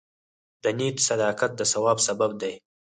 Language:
Pashto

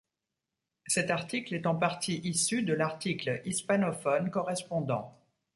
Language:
French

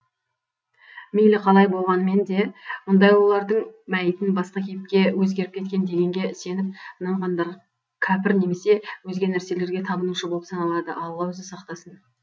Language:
Kazakh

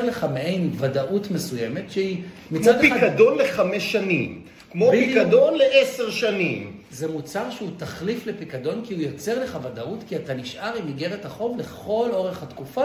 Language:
Hebrew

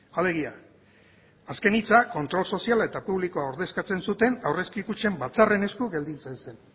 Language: Basque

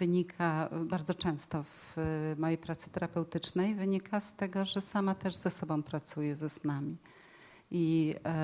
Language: Polish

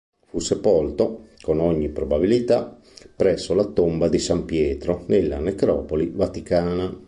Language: Italian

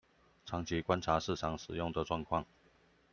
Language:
Chinese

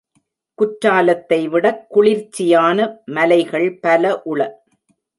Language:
Tamil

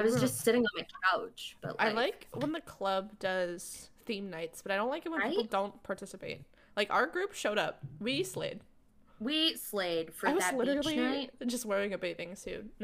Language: English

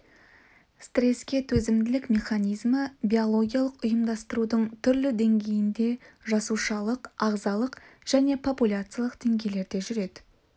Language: Kazakh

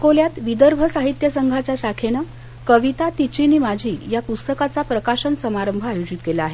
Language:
Marathi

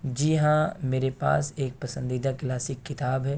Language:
Urdu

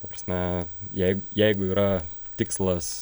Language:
Lithuanian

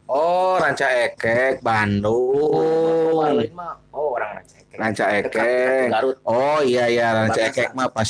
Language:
Indonesian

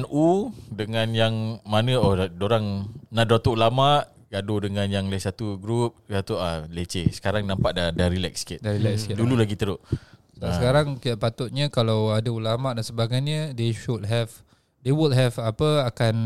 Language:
Malay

